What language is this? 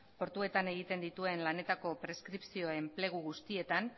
Basque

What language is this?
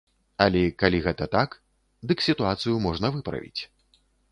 Belarusian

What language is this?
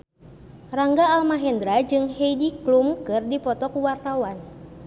Sundanese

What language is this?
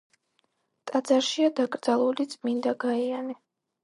Georgian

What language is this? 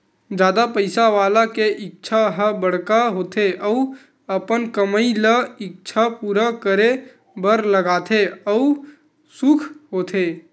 Chhattisgarhi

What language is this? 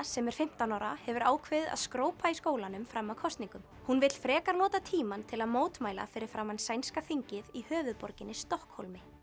Icelandic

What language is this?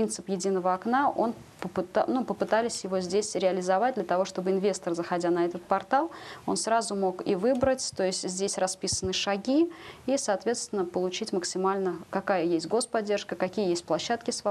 Russian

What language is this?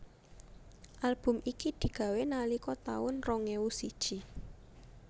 Javanese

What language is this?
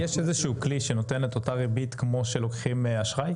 Hebrew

